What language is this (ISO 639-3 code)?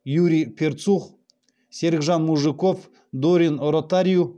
kaz